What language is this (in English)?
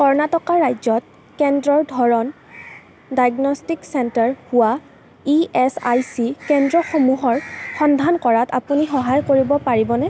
Assamese